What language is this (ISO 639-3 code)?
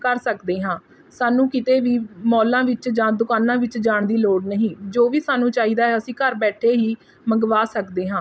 pan